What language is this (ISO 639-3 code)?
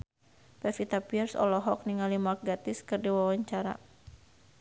sun